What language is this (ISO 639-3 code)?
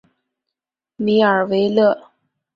zho